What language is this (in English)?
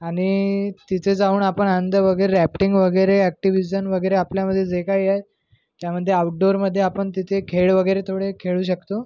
Marathi